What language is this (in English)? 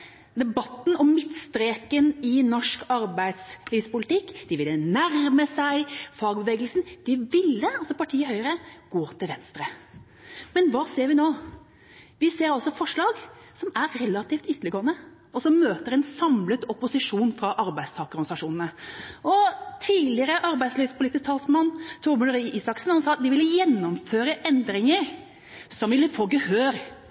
Norwegian Bokmål